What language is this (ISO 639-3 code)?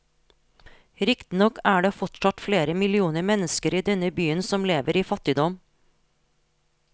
nor